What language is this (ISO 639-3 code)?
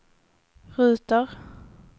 swe